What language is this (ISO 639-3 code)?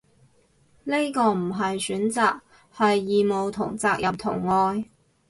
yue